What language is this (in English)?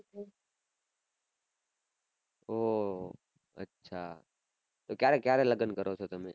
Gujarati